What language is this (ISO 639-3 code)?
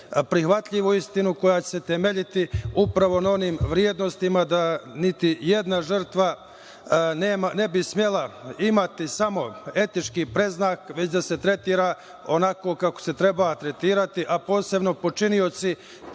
srp